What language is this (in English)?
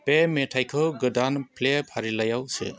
Bodo